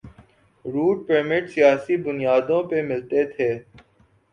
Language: Urdu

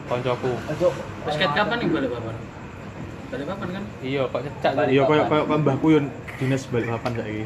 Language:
Indonesian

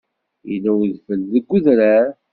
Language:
Kabyle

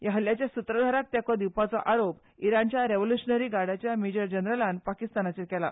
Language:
Konkani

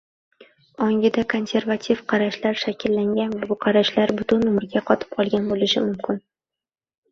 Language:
Uzbek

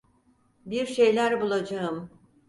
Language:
Turkish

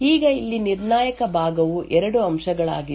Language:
Kannada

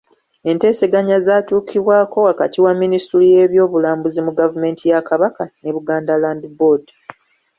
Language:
Ganda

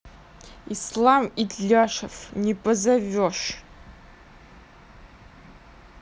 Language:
Russian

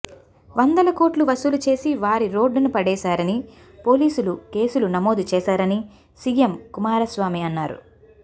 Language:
Telugu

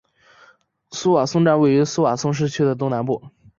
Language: Chinese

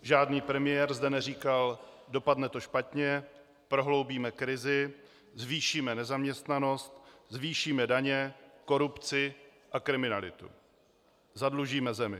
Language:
Czech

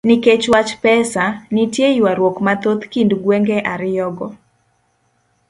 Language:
Luo (Kenya and Tanzania)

